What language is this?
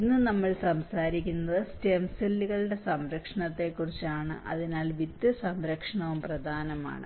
Malayalam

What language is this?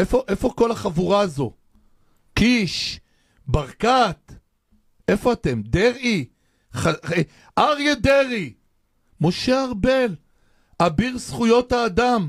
Hebrew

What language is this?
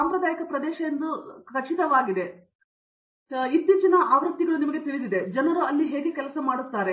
Kannada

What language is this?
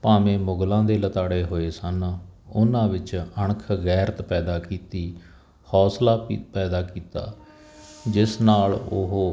Punjabi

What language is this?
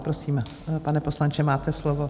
Czech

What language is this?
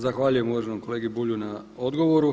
Croatian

